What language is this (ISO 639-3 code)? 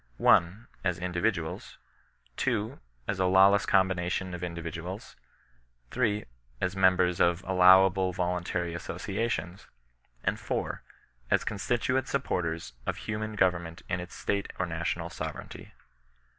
eng